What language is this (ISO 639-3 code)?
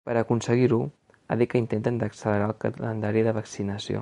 cat